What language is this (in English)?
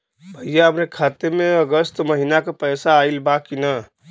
Bhojpuri